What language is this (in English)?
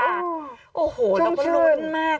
Thai